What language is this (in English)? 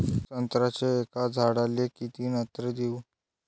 Marathi